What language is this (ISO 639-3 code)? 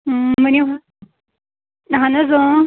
kas